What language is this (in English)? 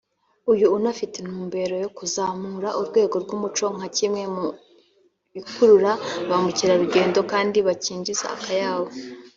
Kinyarwanda